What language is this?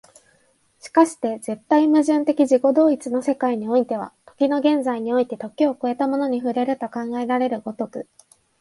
Japanese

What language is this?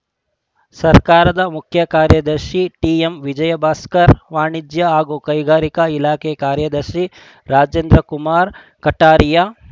Kannada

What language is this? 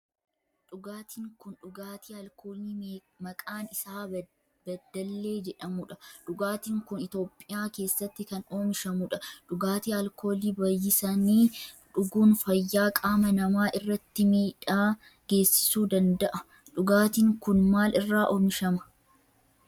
Oromo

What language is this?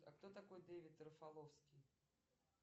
Russian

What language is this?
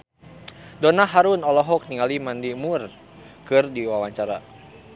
Sundanese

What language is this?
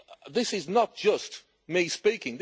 English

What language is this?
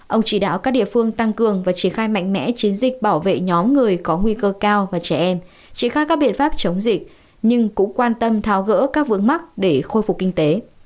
Vietnamese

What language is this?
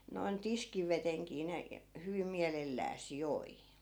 Finnish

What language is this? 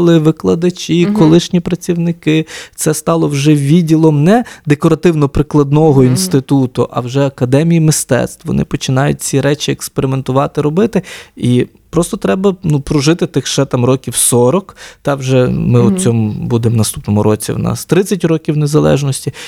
Ukrainian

